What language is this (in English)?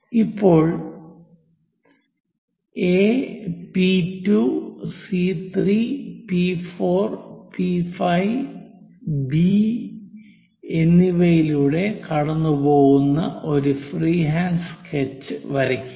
Malayalam